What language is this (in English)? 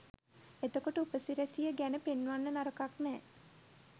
Sinhala